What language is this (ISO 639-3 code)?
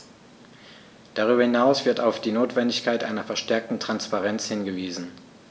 deu